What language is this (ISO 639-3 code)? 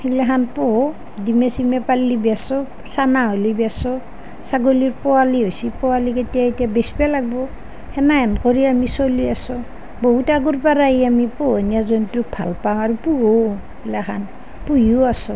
asm